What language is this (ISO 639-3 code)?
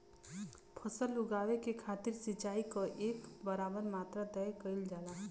bho